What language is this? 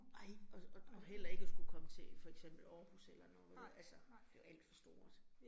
Danish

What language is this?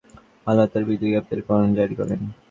Bangla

